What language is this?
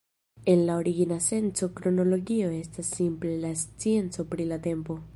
Esperanto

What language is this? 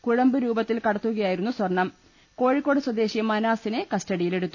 Malayalam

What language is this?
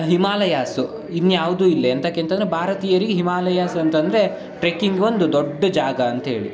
Kannada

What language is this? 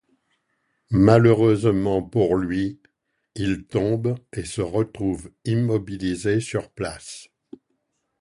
French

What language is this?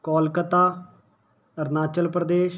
Punjabi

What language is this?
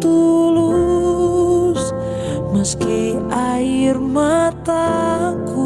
Indonesian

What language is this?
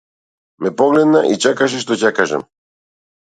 Macedonian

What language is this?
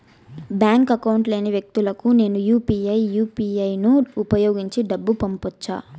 Telugu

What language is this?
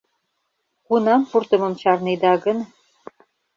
Mari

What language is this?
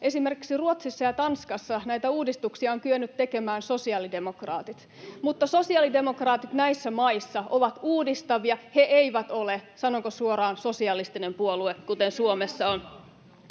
Finnish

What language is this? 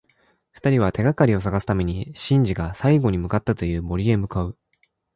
Japanese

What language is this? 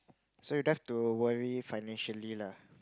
English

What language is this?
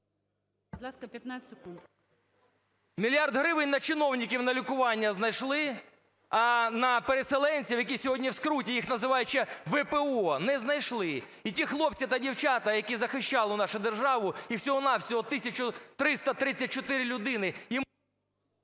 Ukrainian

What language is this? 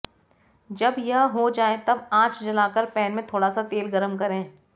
Hindi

